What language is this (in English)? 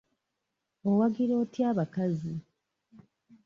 Ganda